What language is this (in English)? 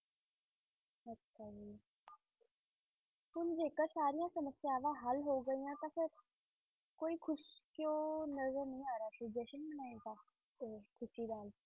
Punjabi